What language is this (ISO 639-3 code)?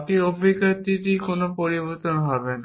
ben